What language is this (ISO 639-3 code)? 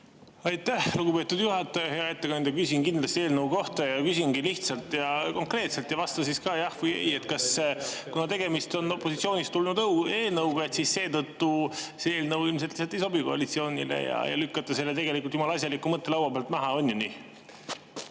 est